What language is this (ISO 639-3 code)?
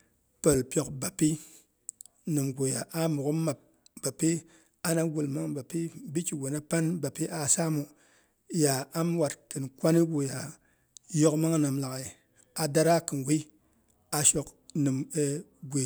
bux